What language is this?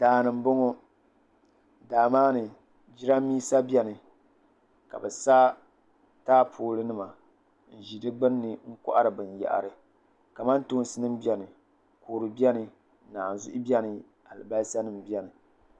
Dagbani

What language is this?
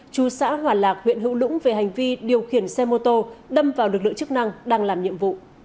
Vietnamese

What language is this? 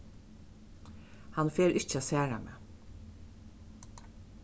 Faroese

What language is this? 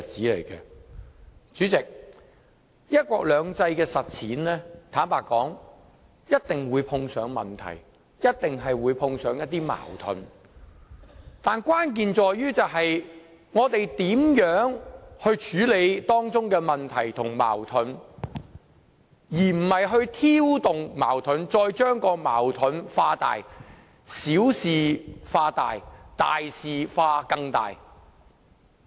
Cantonese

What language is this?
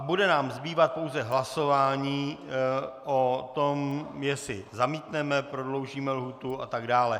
Czech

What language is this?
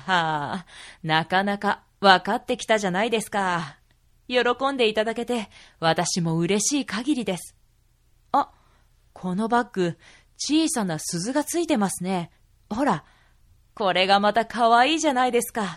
Japanese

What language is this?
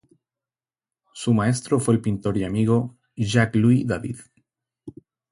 Spanish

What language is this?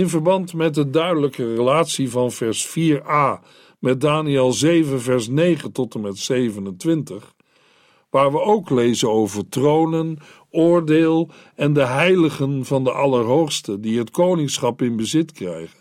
Dutch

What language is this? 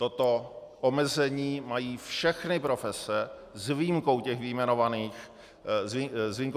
Czech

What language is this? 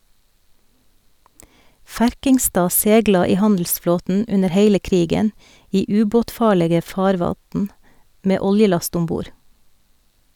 Norwegian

